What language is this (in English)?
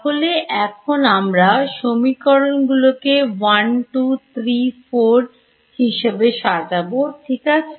Bangla